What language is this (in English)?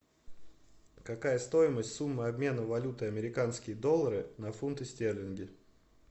Russian